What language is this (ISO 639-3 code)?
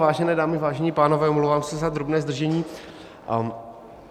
ces